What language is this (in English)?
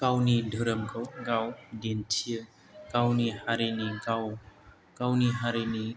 Bodo